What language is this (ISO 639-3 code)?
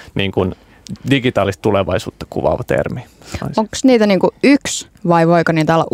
fin